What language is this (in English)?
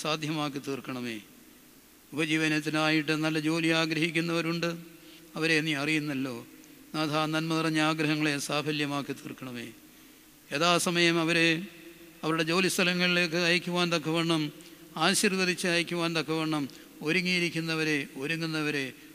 Malayalam